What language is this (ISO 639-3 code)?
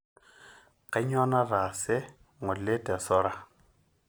mas